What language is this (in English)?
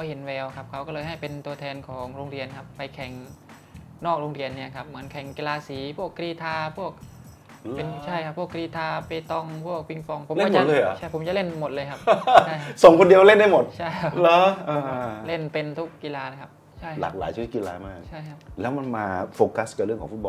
Thai